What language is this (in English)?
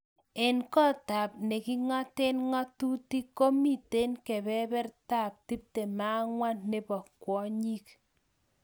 Kalenjin